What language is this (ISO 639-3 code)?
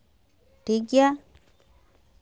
sat